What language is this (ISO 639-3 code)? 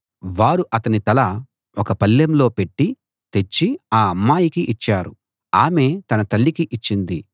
tel